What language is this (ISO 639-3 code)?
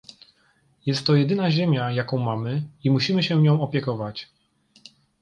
pol